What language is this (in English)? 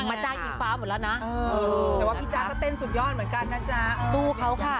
Thai